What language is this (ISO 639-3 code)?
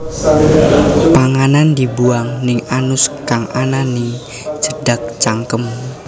jav